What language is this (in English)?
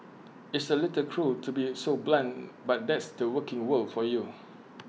English